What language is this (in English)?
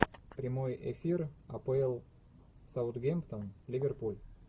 Russian